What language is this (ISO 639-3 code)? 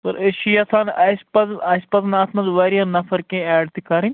kas